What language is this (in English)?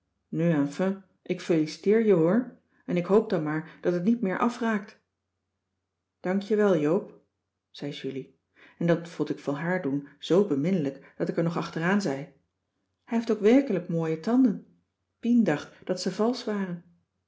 Dutch